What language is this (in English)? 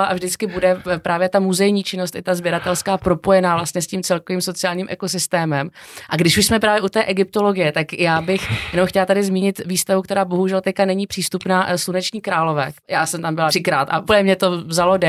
Czech